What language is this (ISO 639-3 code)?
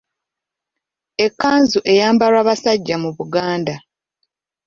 lug